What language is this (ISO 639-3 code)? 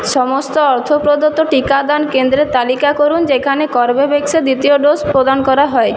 ben